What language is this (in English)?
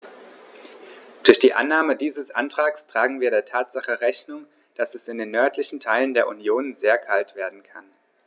German